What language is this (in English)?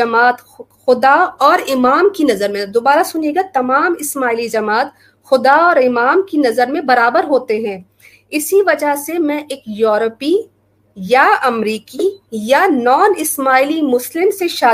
Urdu